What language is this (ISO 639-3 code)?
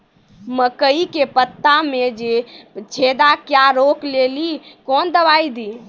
mai